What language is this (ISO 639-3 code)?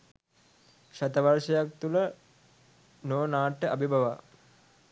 sin